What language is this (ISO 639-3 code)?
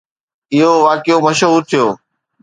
snd